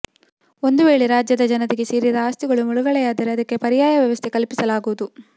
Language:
Kannada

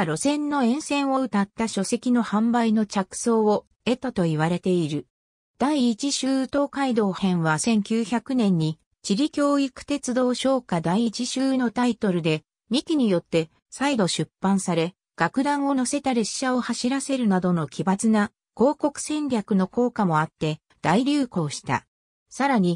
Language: Japanese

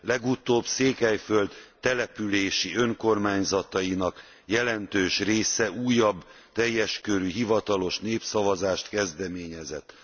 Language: Hungarian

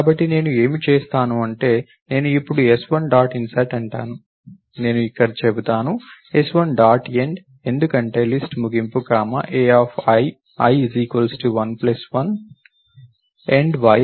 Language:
Telugu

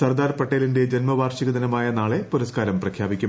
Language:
Malayalam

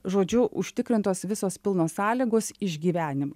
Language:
Lithuanian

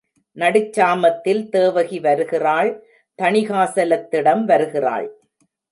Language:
Tamil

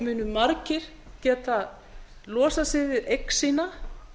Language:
Icelandic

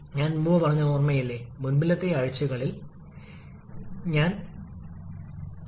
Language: Malayalam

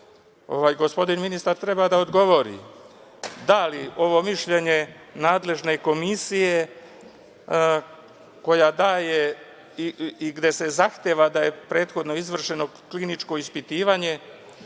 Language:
Serbian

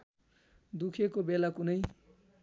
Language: Nepali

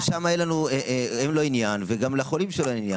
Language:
Hebrew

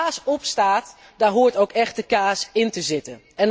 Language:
Dutch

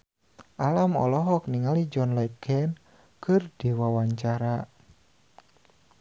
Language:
Sundanese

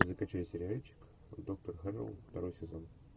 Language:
Russian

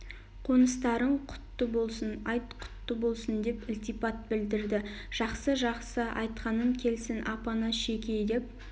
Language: Kazakh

